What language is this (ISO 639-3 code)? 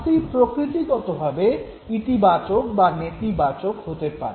ben